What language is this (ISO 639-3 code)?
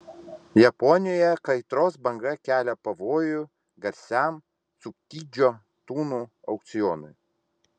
lit